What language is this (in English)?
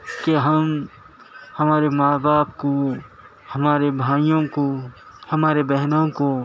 Urdu